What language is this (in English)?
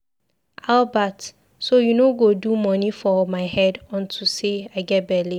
Nigerian Pidgin